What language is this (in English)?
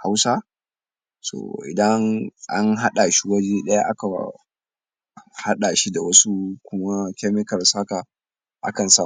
Hausa